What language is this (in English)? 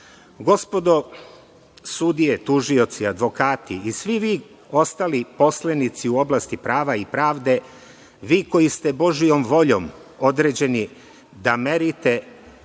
Serbian